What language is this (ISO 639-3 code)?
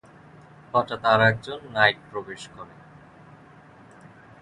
ben